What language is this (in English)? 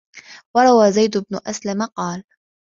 Arabic